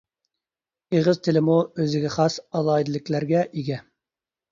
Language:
Uyghur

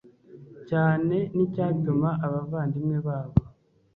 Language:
Kinyarwanda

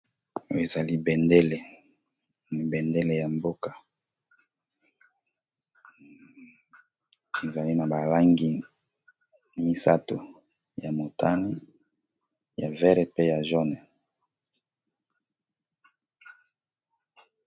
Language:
Lingala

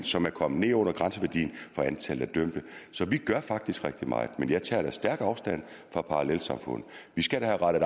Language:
Danish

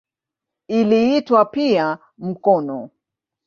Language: Swahili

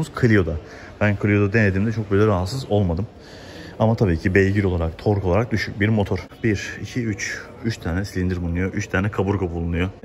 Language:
Turkish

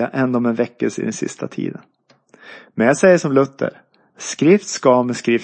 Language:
Swedish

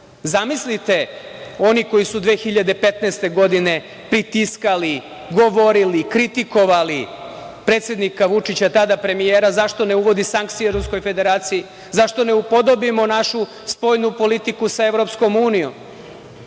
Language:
Serbian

